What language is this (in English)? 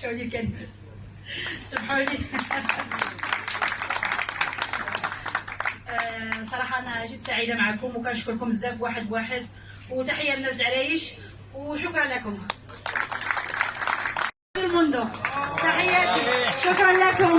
Arabic